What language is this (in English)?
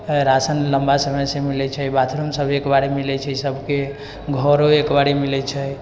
Maithili